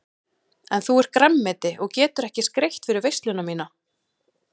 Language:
Icelandic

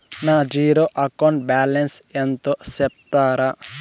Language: Telugu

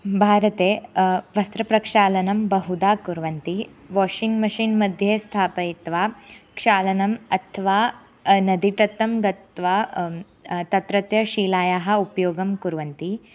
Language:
Sanskrit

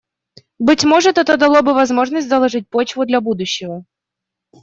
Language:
Russian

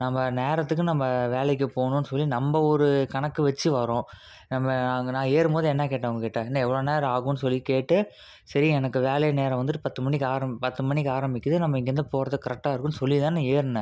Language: Tamil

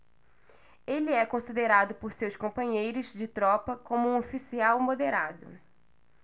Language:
Portuguese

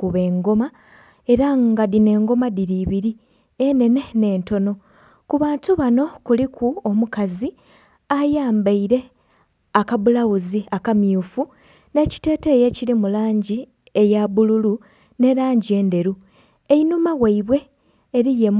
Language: Soga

